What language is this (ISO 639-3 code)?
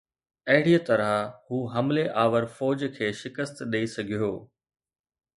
snd